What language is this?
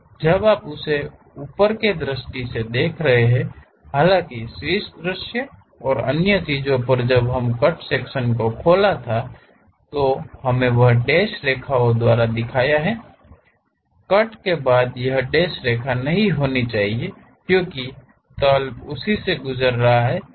Hindi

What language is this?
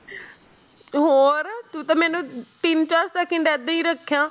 Punjabi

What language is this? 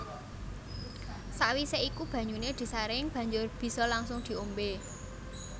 Javanese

